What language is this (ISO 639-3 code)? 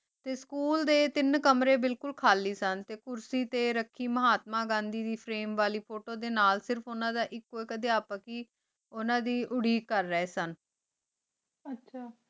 pan